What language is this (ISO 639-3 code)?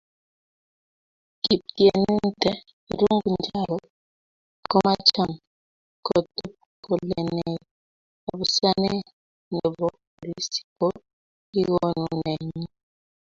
kln